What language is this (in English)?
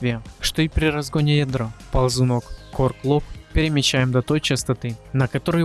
Russian